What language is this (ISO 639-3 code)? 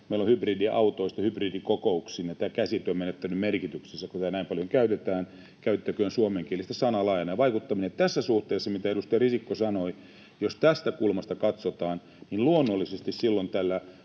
fin